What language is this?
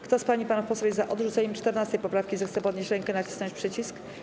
Polish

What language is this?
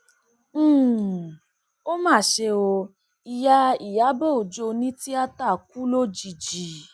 Yoruba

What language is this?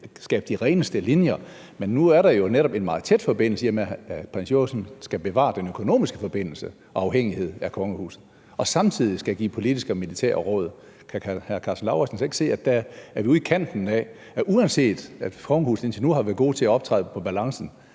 Danish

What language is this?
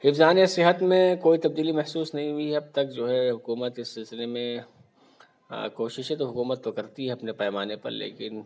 Urdu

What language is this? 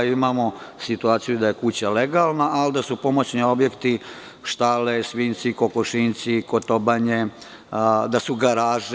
Serbian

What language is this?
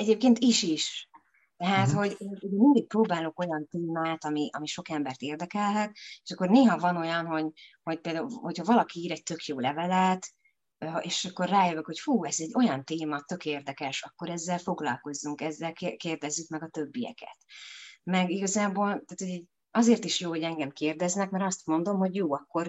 Hungarian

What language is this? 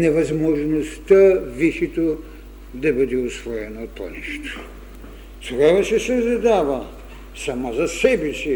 Bulgarian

